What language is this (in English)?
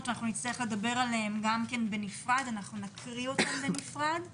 Hebrew